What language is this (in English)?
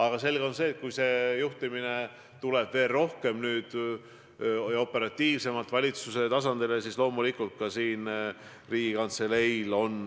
Estonian